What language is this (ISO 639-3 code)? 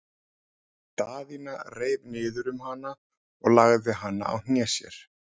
isl